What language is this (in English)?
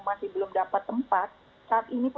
Indonesian